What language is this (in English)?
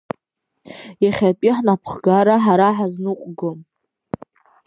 Abkhazian